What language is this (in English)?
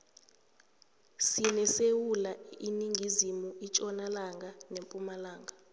South Ndebele